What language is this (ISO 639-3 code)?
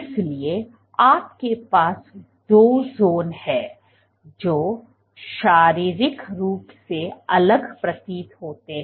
hin